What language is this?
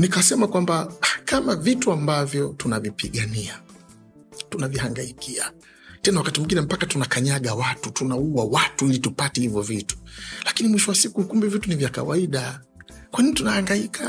Swahili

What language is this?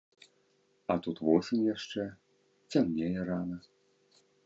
Belarusian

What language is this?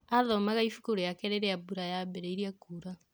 Kikuyu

